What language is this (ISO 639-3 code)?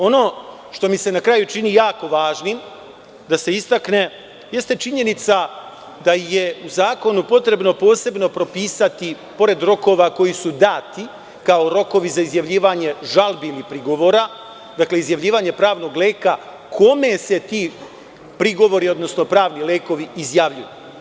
srp